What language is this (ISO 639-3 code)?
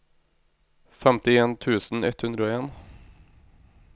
nor